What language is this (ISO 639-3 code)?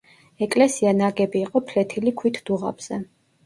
kat